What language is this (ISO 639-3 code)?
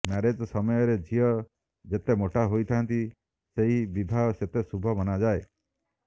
ori